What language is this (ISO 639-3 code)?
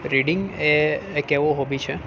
guj